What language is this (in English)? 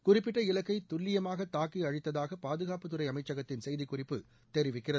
Tamil